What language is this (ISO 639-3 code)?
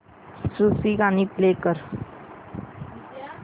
mar